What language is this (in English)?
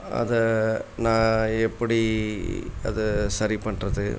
Tamil